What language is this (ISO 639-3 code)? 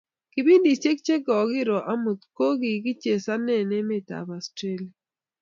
kln